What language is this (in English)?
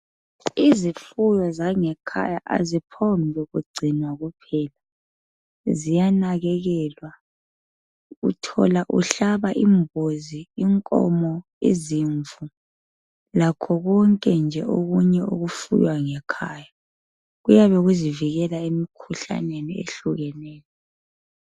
North Ndebele